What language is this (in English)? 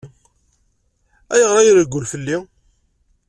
Kabyle